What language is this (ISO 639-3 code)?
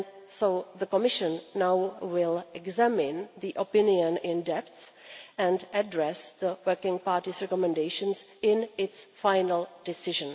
eng